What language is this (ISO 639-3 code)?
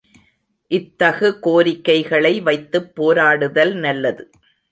tam